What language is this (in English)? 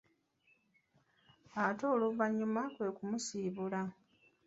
Ganda